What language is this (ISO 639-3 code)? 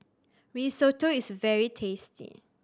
eng